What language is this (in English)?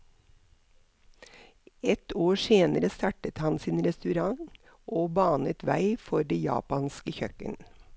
Norwegian